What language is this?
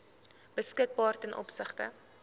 Afrikaans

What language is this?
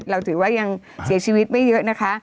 Thai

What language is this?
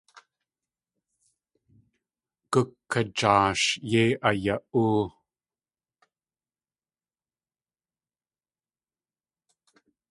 Tlingit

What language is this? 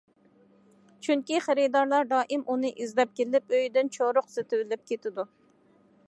Uyghur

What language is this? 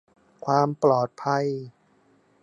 Thai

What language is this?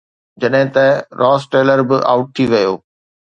Sindhi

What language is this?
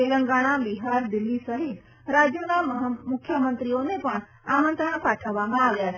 Gujarati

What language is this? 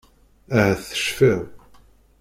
Kabyle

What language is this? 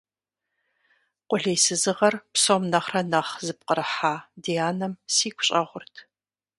Kabardian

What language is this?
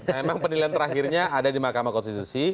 Indonesian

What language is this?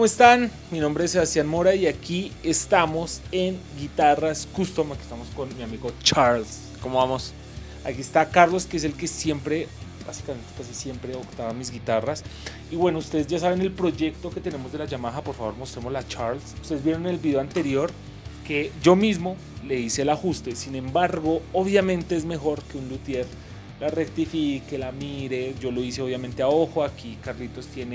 Spanish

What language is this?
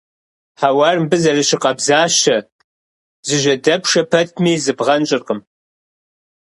Kabardian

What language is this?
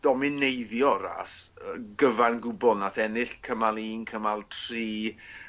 Welsh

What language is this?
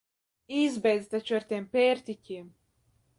Latvian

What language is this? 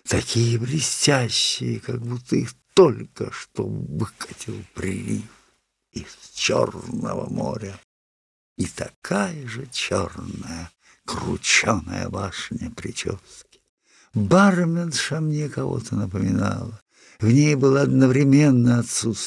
Russian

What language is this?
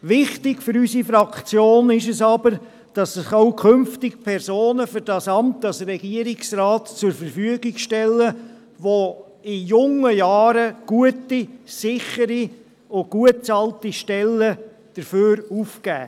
Swiss German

